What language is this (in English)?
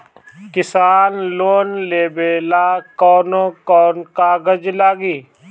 Bhojpuri